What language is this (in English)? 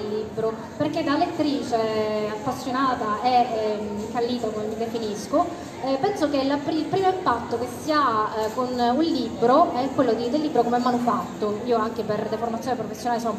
Italian